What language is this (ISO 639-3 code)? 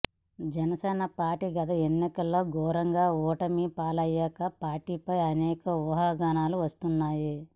tel